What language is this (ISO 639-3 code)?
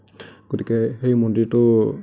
asm